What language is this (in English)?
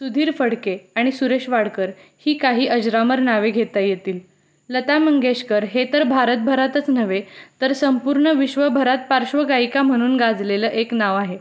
Marathi